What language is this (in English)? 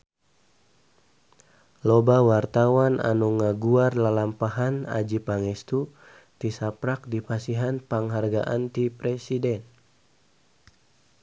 Sundanese